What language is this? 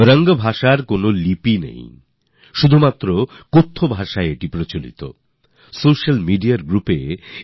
Bangla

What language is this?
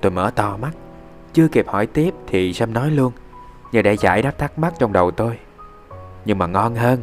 Vietnamese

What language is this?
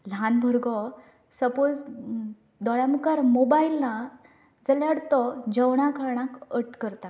Konkani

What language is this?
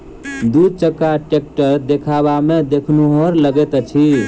Maithili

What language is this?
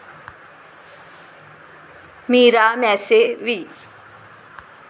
Marathi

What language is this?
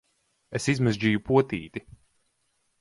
Latvian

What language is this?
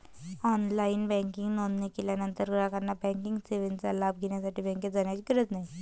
Marathi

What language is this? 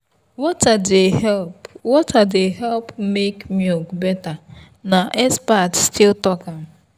Nigerian Pidgin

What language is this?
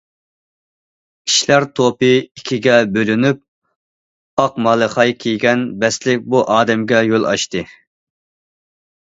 Uyghur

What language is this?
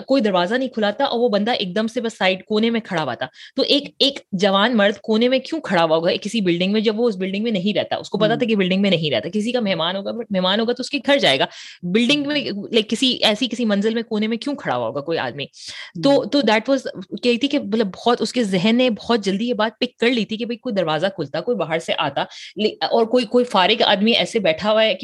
Urdu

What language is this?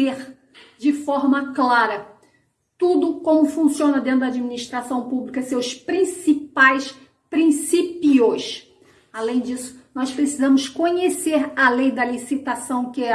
Portuguese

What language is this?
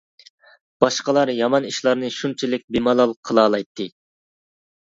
Uyghur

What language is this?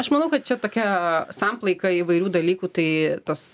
Lithuanian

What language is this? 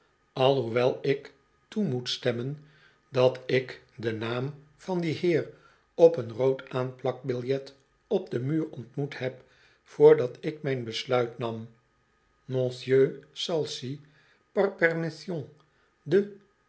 Dutch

